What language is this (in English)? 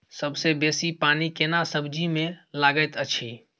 Maithili